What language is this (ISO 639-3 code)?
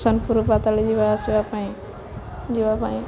ori